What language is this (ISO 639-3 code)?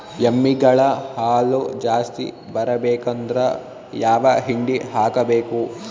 kan